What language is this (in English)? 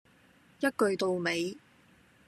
Cantonese